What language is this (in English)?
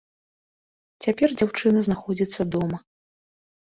Belarusian